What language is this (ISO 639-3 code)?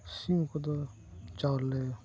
sat